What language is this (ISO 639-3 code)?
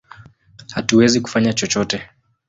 swa